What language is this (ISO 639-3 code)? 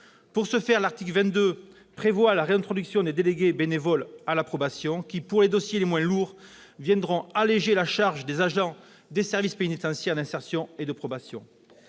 fra